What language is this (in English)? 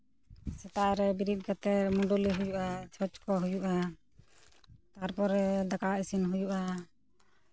Santali